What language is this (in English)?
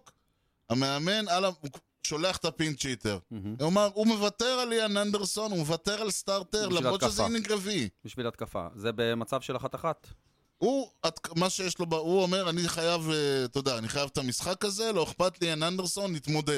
Hebrew